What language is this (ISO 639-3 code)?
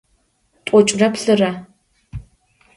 ady